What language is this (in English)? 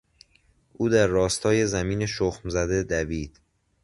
Persian